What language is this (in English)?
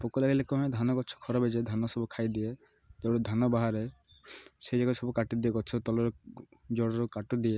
Odia